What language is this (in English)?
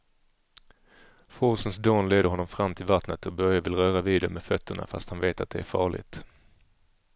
Swedish